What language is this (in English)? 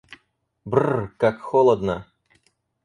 Russian